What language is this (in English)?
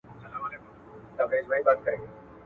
Pashto